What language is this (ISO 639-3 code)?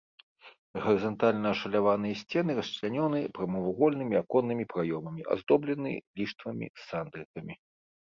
bel